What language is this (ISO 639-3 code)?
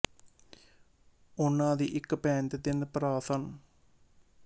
pan